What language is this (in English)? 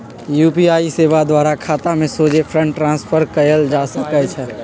Magahi